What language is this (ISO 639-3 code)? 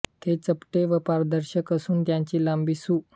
mar